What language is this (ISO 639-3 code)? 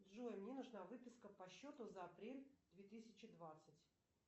rus